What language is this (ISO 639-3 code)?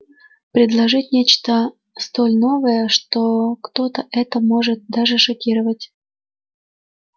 rus